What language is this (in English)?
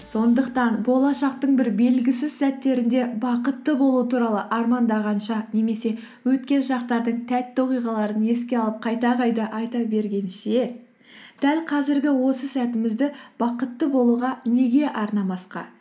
Kazakh